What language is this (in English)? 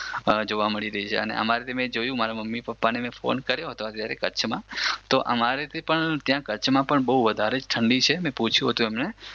Gujarati